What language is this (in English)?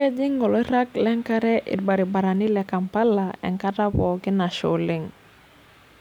Masai